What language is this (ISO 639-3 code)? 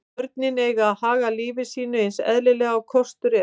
isl